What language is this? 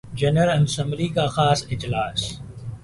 Urdu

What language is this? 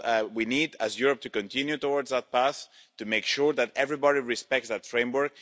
English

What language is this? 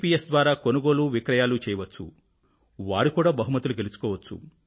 Telugu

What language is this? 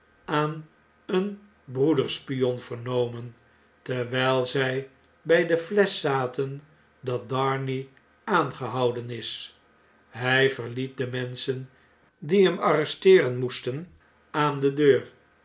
Dutch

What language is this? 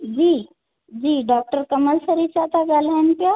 Sindhi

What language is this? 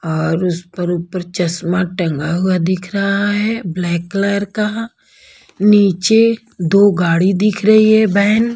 Hindi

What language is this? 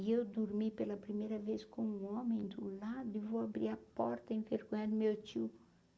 Portuguese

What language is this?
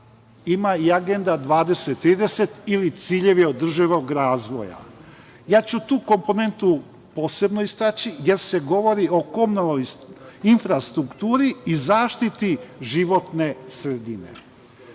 Serbian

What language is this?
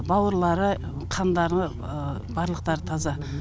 Kazakh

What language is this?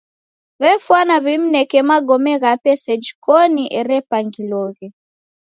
Taita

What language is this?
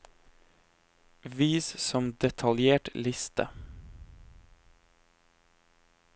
Norwegian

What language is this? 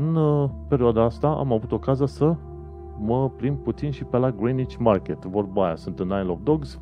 Romanian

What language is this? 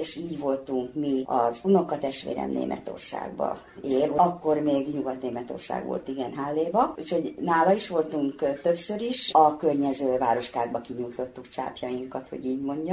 Hungarian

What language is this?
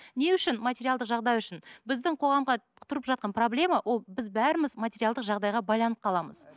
Kazakh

